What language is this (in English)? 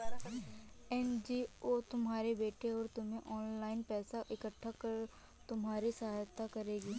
Hindi